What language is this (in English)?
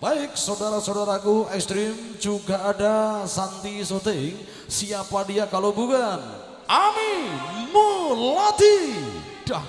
Indonesian